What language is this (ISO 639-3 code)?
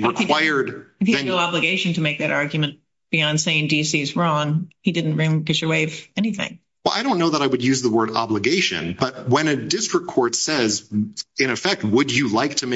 eng